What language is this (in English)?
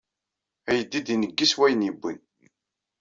Kabyle